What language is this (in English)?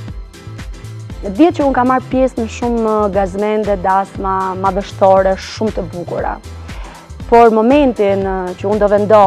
Romanian